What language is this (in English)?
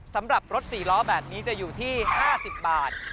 Thai